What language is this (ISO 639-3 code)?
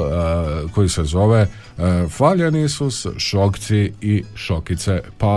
hrv